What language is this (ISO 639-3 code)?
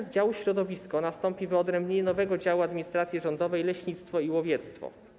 pol